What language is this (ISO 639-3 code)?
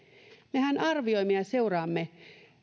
fin